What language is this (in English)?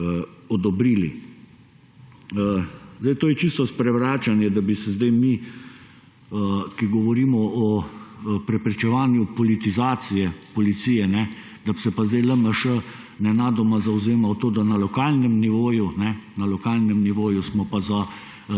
Slovenian